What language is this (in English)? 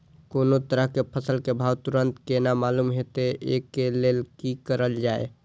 Maithili